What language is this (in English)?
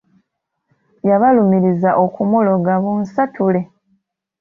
Ganda